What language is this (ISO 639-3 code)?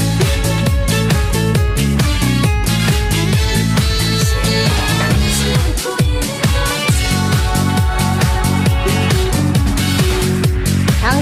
kor